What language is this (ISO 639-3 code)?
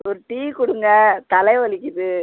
tam